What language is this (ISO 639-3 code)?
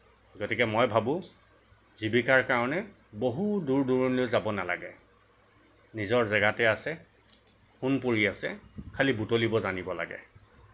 asm